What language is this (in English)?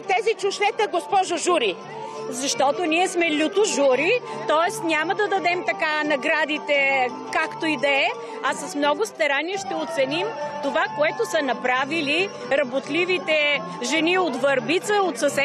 Bulgarian